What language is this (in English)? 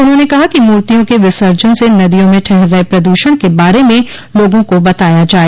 Hindi